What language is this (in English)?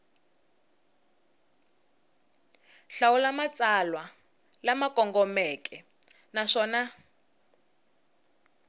Tsonga